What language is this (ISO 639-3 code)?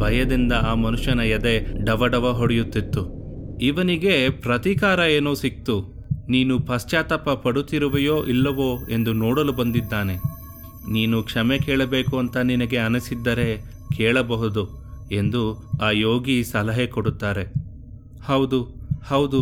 kan